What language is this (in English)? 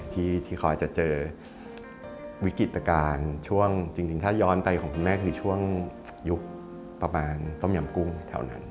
Thai